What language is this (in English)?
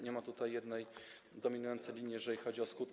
Polish